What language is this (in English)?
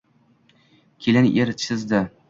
Uzbek